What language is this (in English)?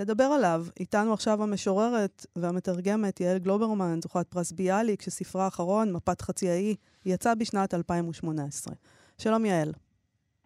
Hebrew